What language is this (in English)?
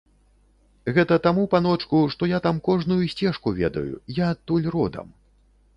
Belarusian